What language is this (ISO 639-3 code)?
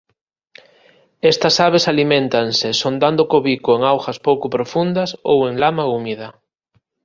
glg